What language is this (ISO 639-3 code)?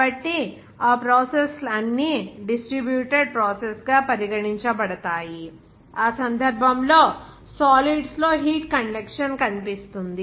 tel